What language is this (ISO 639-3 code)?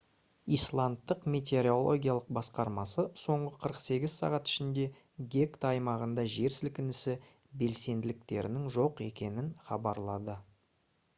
kaz